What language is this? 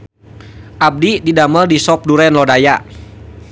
Sundanese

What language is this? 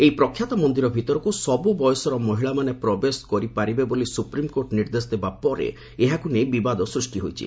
Odia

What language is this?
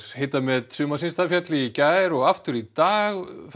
Icelandic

